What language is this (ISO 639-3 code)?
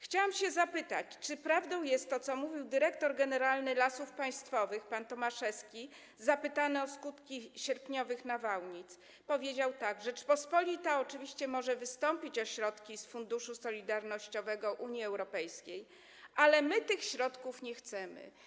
pol